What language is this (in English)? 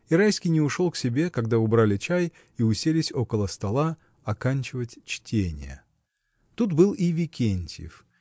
Russian